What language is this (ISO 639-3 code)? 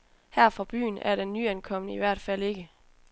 dan